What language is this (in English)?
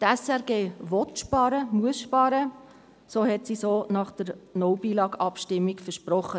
Swiss German